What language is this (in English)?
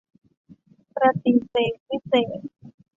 Thai